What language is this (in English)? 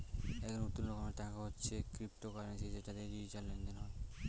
Bangla